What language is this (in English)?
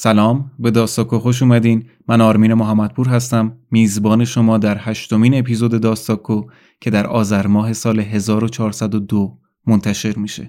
Persian